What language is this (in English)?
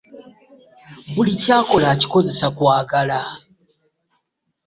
Ganda